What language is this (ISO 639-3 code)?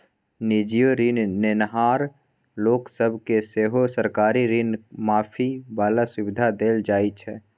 mai